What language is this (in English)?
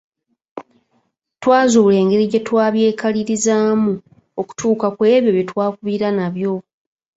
Ganda